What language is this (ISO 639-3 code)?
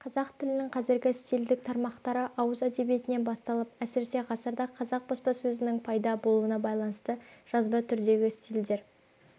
kaz